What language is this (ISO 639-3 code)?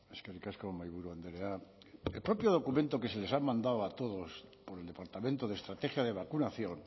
spa